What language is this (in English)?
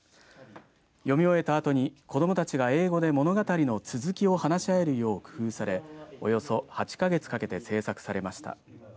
Japanese